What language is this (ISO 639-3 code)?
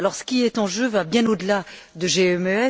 fra